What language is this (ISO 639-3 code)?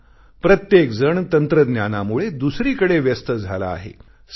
mar